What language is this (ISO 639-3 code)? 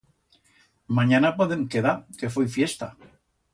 arg